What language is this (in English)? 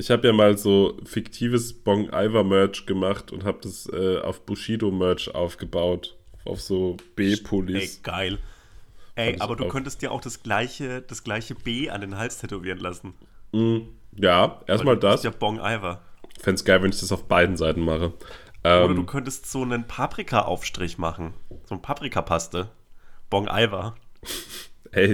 German